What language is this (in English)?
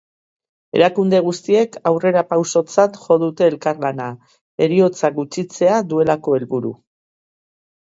Basque